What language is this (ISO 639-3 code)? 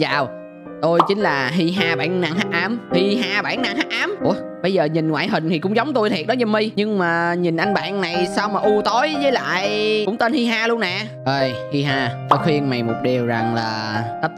vie